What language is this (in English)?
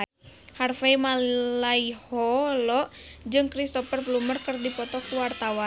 Sundanese